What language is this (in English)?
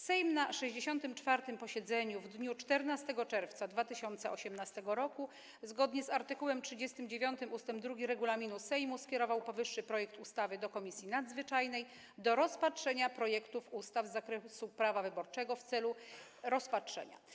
Polish